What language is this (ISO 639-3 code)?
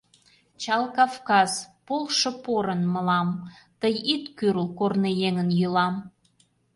chm